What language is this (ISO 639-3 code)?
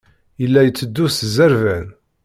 kab